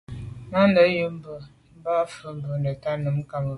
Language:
Medumba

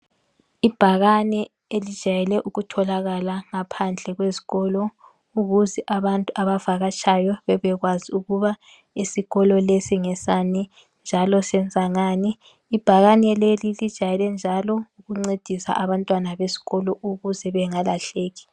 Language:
North Ndebele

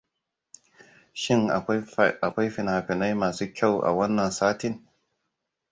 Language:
Hausa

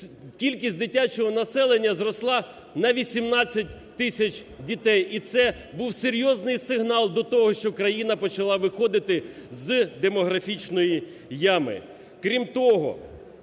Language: Ukrainian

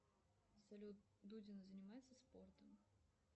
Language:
Russian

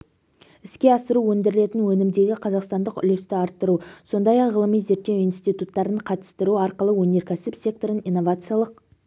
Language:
Kazakh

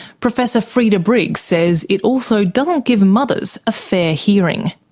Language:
English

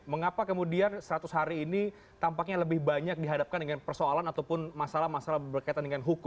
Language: Indonesian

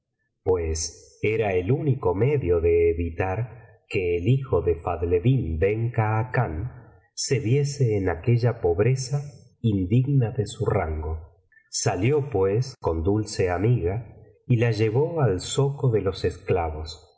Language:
Spanish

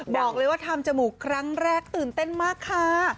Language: Thai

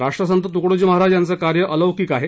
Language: Marathi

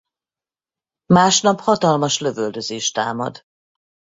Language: Hungarian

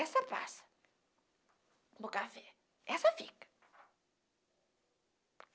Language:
Portuguese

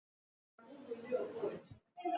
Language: Swahili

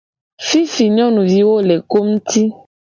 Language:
Gen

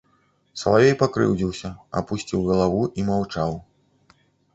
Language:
Belarusian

